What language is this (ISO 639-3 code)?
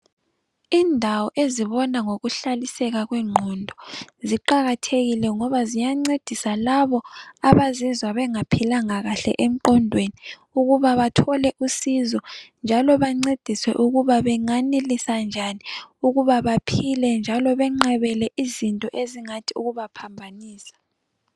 nde